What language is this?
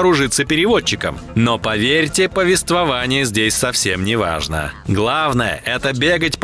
Russian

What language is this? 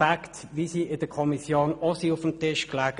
Swiss German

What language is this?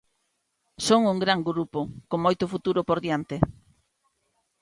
Galician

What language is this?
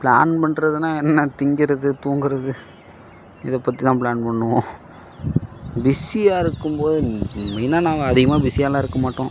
Tamil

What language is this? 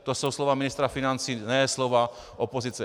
Czech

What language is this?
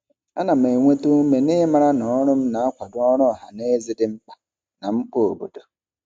Igbo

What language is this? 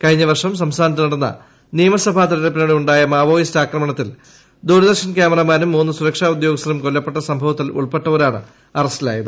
Malayalam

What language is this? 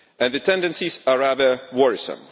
English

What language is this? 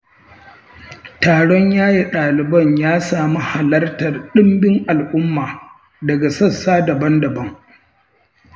Hausa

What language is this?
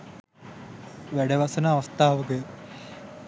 Sinhala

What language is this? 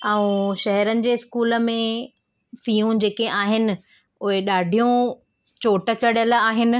Sindhi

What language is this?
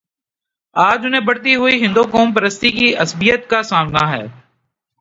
Urdu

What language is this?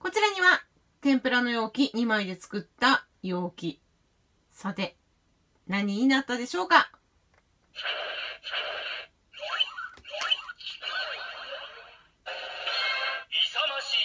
Japanese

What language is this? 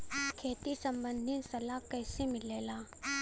Bhojpuri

